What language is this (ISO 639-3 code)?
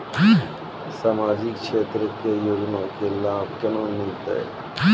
mai